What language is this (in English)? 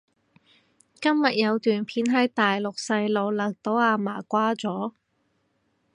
Cantonese